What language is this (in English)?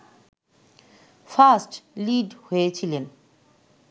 Bangla